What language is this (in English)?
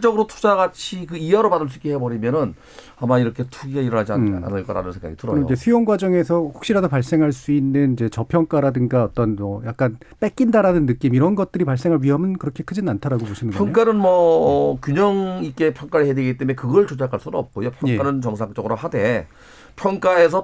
Korean